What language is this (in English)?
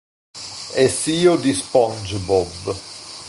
Italian